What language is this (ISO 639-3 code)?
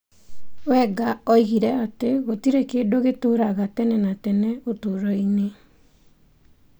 kik